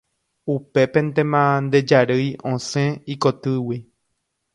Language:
Guarani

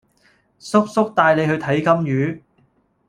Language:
Cantonese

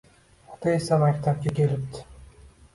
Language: Uzbek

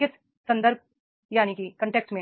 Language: Hindi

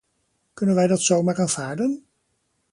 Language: Dutch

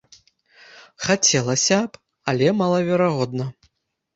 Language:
Belarusian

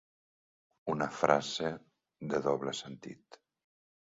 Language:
Catalan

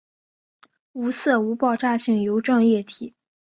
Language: Chinese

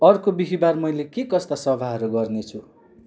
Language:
Nepali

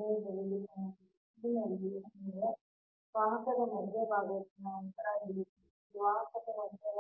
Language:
Kannada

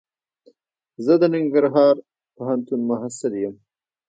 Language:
Pashto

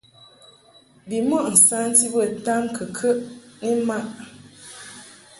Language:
Mungaka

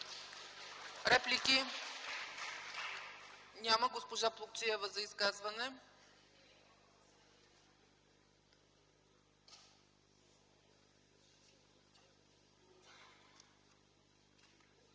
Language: Bulgarian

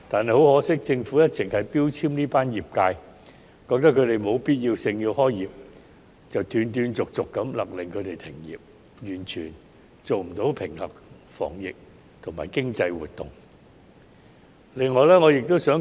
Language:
Cantonese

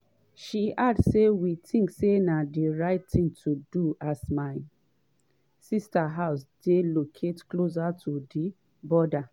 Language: Nigerian Pidgin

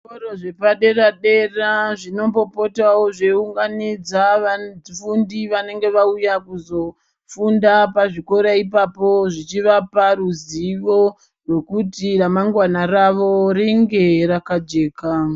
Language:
Ndau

